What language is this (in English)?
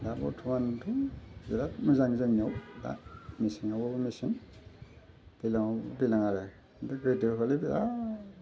Bodo